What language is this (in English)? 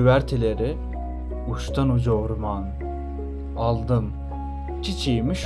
Turkish